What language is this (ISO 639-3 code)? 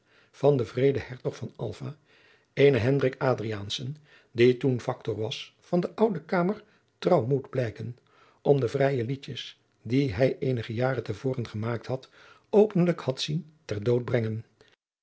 nld